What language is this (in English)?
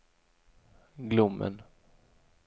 Swedish